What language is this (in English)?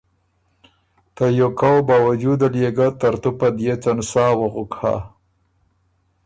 Ormuri